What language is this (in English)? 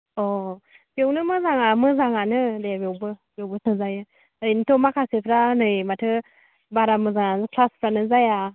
Bodo